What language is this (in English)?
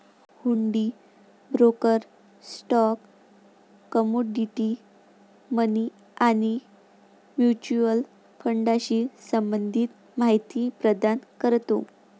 Marathi